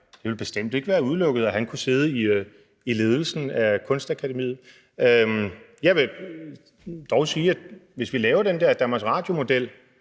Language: Danish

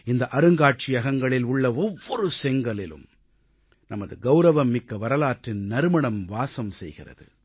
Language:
Tamil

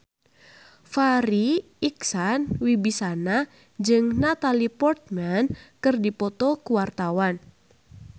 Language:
Sundanese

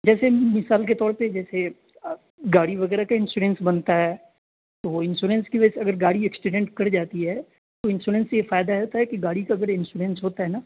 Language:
Urdu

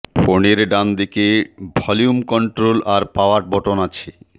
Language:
Bangla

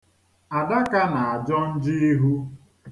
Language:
Igbo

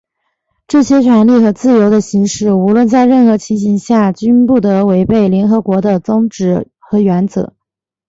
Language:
Chinese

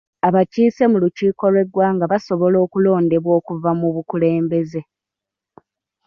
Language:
Ganda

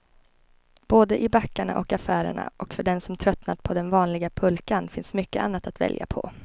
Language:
Swedish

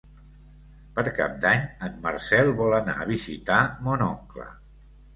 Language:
Catalan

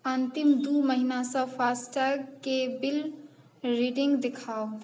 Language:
Maithili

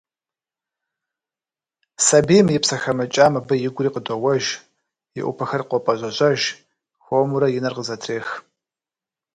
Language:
Kabardian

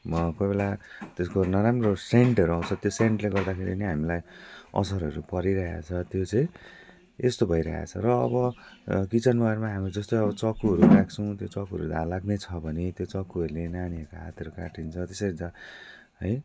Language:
Nepali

